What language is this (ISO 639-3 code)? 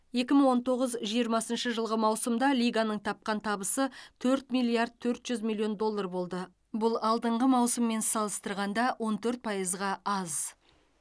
kaz